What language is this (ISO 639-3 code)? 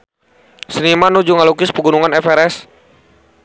sun